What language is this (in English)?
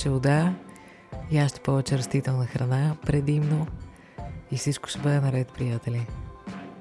Bulgarian